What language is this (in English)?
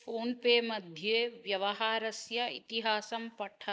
Sanskrit